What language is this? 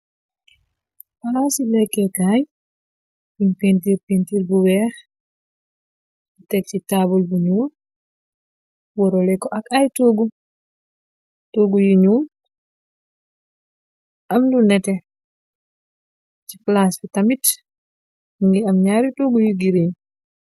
Wolof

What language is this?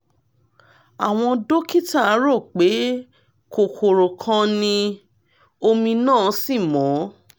Yoruba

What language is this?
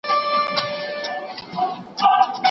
Pashto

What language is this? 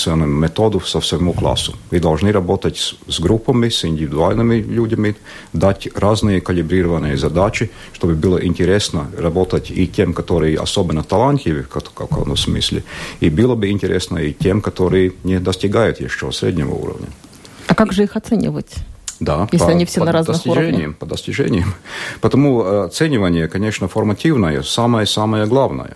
Russian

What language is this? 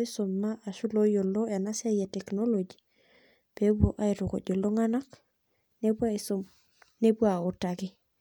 Masai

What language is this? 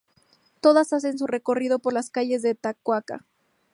Spanish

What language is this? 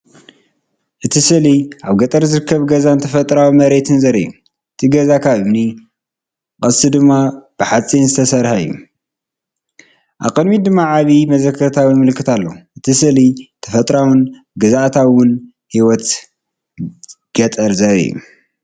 Tigrinya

